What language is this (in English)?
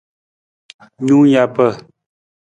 Nawdm